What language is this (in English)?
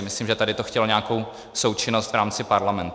Czech